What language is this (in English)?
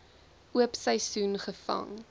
Afrikaans